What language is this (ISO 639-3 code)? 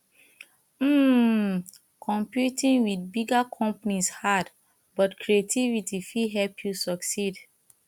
pcm